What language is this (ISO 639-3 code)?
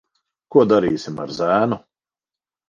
lav